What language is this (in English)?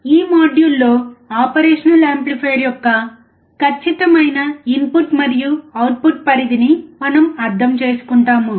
Telugu